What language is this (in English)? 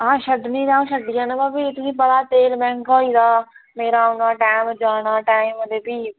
Dogri